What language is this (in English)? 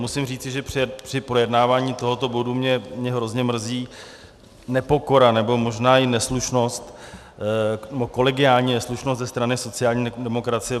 Czech